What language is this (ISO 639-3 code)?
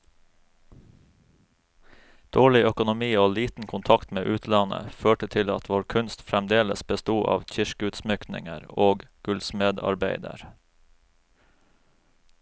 nor